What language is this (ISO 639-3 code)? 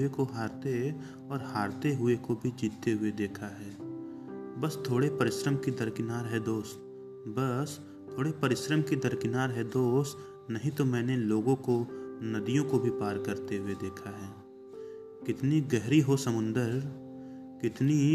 hin